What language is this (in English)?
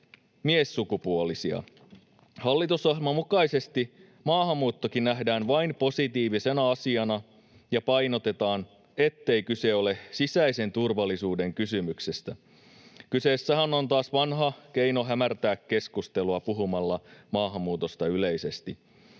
Finnish